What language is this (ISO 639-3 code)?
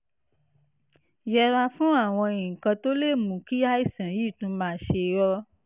yor